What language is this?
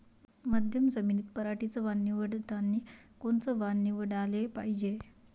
Marathi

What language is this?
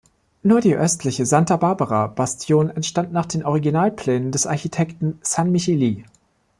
German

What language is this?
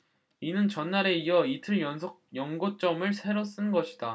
Korean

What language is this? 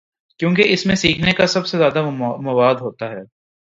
Urdu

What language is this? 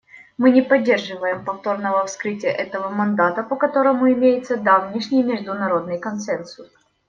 Russian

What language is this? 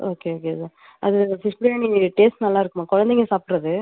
Tamil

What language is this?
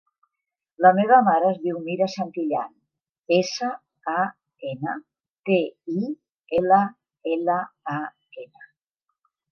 Catalan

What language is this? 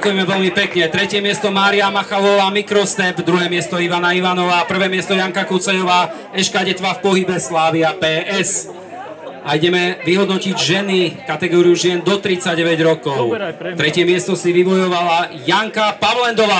Slovak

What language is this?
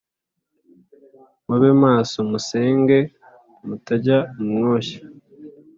Kinyarwanda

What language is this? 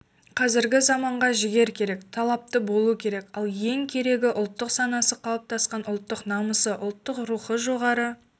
Kazakh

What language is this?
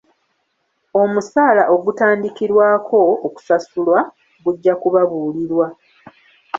Ganda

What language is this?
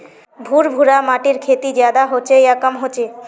Magahi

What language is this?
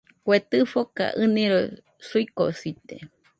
Nüpode Huitoto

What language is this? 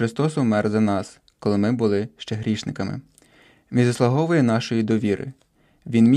Ukrainian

